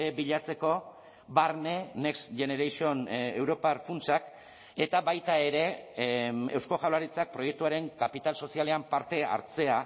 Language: Basque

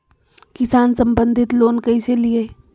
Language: Magahi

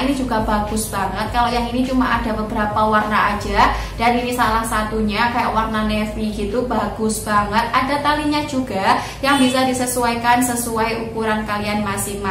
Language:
Indonesian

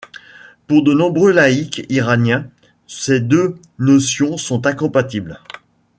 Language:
French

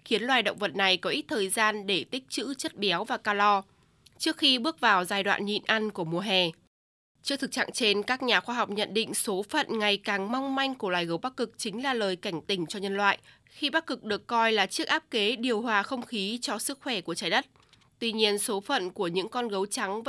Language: Vietnamese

